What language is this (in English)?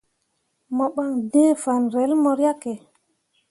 Mundang